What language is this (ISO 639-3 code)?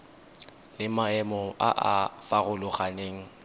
tsn